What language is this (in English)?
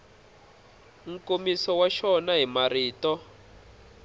Tsonga